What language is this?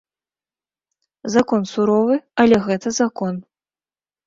Belarusian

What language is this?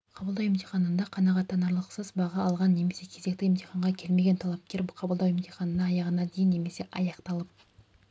Kazakh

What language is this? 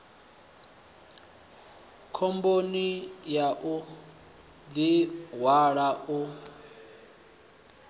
Venda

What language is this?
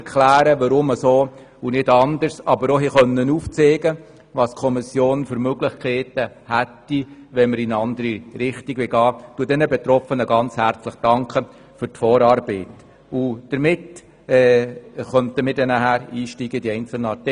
Swiss German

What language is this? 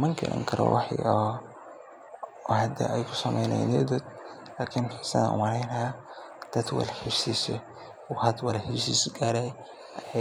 Somali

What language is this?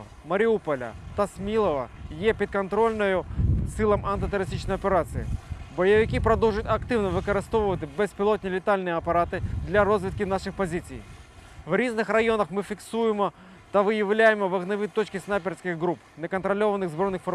Russian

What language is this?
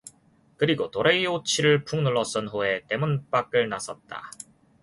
Korean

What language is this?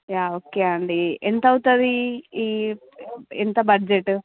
Telugu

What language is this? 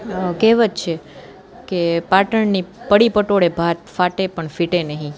Gujarati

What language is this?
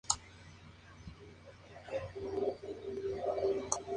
Spanish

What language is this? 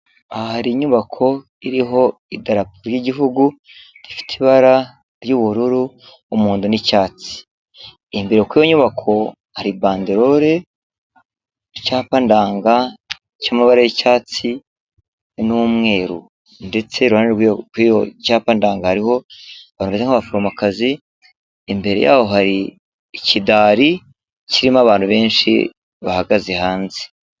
Kinyarwanda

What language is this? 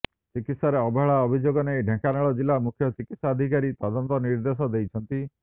Odia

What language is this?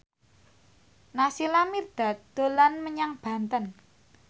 Javanese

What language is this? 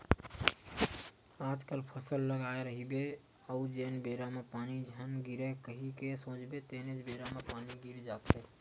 Chhattisgarhi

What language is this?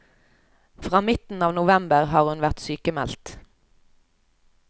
Norwegian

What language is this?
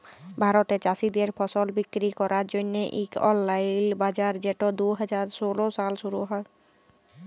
Bangla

